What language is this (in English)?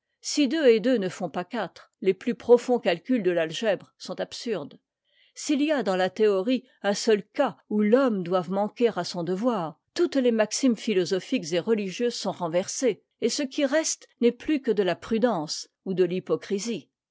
French